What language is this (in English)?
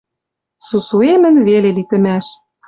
Western Mari